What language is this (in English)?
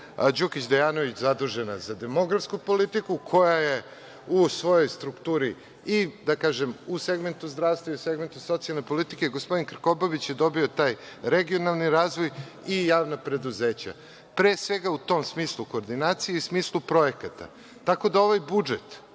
Serbian